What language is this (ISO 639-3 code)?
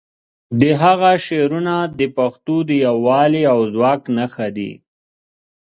pus